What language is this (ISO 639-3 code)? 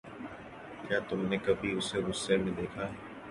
urd